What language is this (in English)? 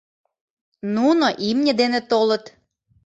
Mari